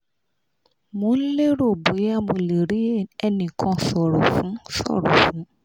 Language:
Yoruba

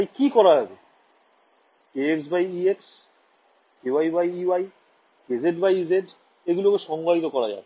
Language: Bangla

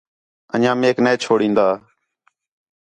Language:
Khetrani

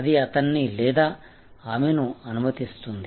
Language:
Telugu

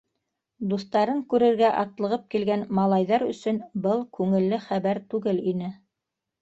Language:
Bashkir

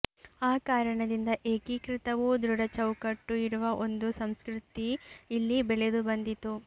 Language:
Kannada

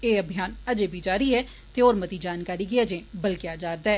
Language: Dogri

